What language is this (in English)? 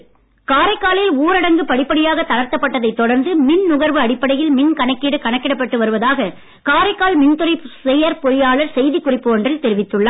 Tamil